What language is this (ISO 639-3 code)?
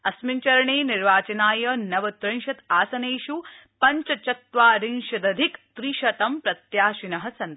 san